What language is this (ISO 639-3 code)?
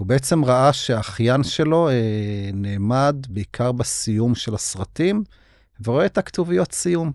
heb